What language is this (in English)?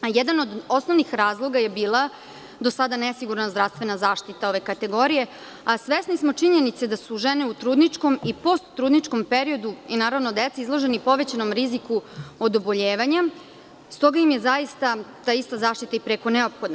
Serbian